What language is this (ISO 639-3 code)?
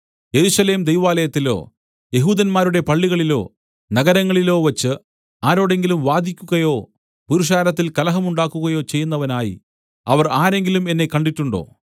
mal